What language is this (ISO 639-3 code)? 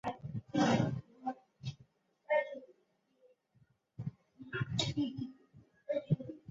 zho